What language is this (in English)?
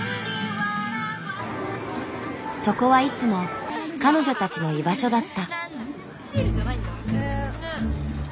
Japanese